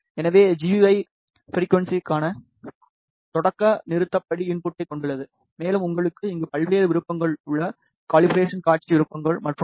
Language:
Tamil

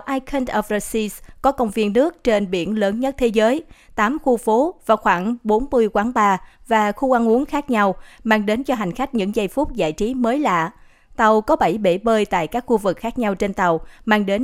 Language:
Vietnamese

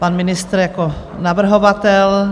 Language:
Czech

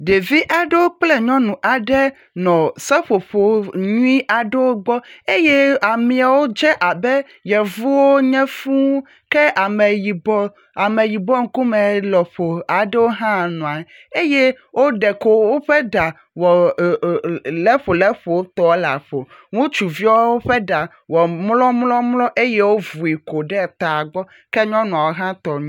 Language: Ewe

